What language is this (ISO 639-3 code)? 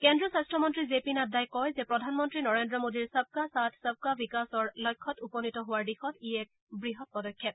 asm